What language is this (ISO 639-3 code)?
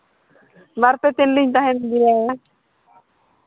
sat